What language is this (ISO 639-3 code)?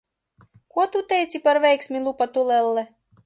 lav